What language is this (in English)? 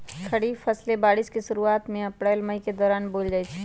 Magahi